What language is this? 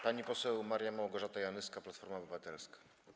Polish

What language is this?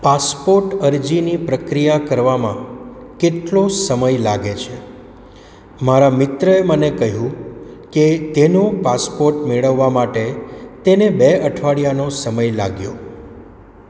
Gujarati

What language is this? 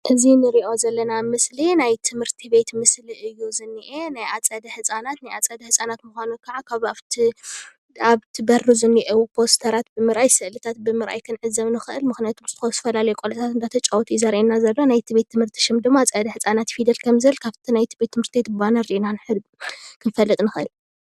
Tigrinya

